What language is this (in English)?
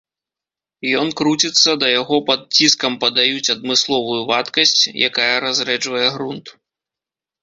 Belarusian